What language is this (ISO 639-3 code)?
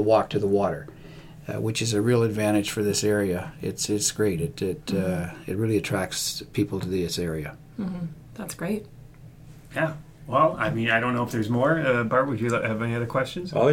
eng